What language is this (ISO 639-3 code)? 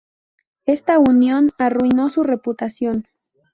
spa